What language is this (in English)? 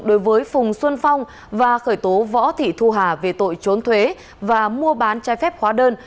Vietnamese